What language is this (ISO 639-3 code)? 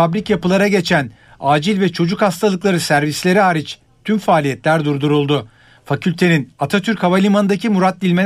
tur